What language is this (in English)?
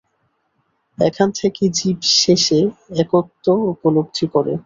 Bangla